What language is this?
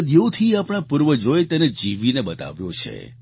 Gujarati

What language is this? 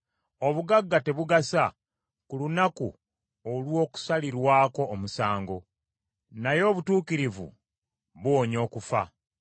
Ganda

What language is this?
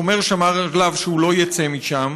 Hebrew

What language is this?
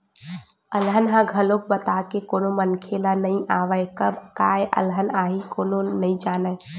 Chhattisgarhi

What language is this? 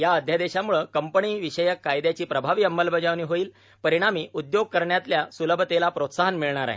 Marathi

